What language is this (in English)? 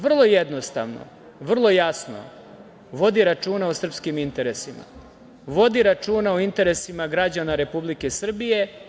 Serbian